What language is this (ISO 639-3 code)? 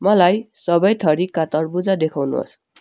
nep